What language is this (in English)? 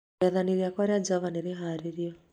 Kikuyu